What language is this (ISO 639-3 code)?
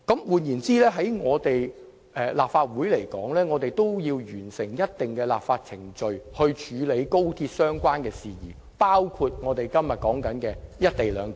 yue